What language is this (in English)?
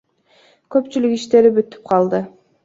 Kyrgyz